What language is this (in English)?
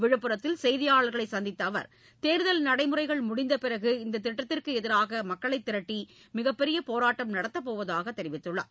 Tamil